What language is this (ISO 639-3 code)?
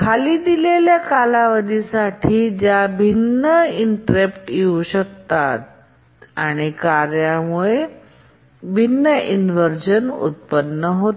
mar